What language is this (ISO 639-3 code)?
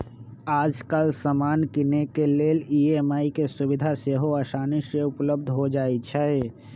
mag